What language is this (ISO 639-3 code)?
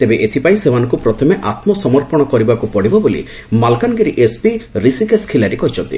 ori